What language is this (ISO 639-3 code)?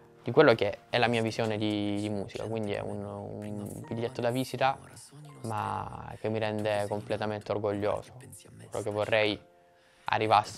ita